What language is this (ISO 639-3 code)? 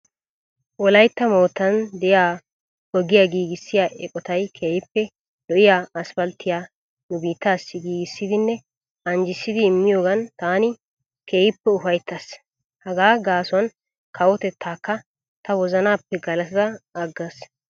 wal